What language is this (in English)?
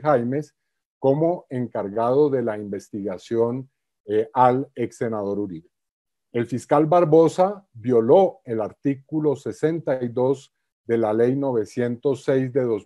Spanish